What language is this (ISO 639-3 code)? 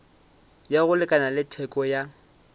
nso